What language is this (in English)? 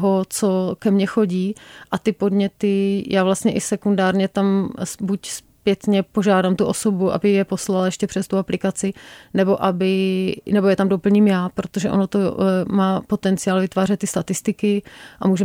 Czech